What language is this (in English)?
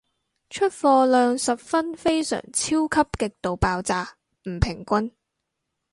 Cantonese